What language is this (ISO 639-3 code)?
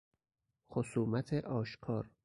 fas